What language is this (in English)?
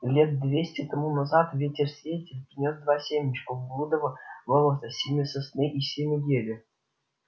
Russian